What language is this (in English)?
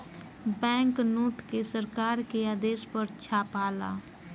Bhojpuri